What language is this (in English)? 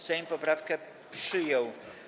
Polish